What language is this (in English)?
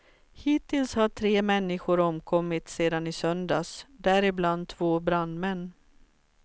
Swedish